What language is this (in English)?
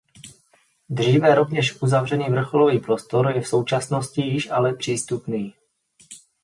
Czech